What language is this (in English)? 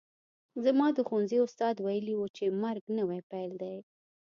Pashto